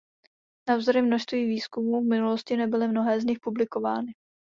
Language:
Czech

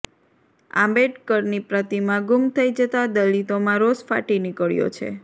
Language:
Gujarati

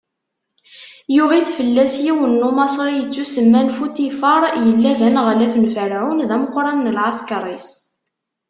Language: Kabyle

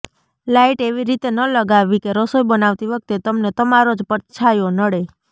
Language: Gujarati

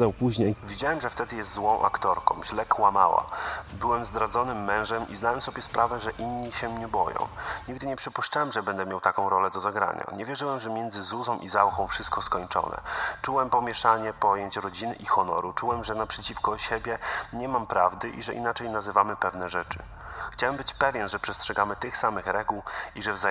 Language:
Polish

